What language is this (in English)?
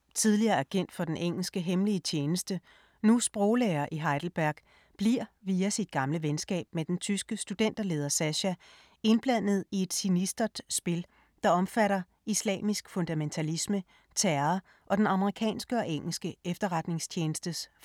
Danish